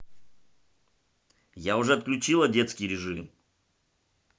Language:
Russian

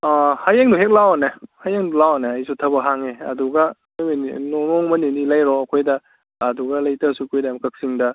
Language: Manipuri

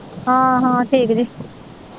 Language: Punjabi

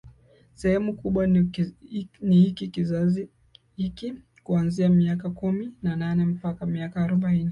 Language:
Swahili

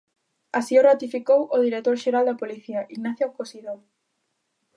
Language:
Galician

